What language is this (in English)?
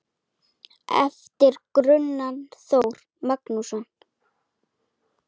Icelandic